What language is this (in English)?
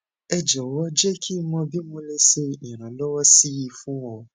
Yoruba